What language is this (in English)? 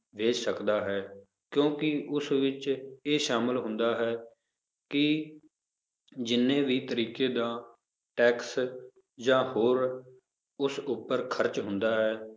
Punjabi